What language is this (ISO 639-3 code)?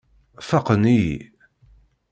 kab